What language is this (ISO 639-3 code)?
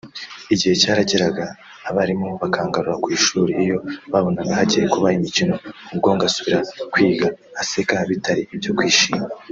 kin